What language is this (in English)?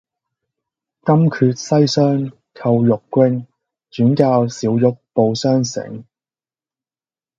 Cantonese